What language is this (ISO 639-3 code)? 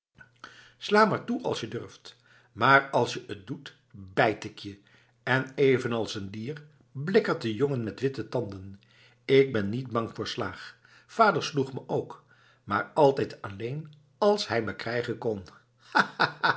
nld